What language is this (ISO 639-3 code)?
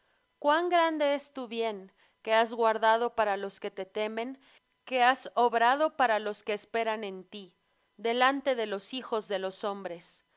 spa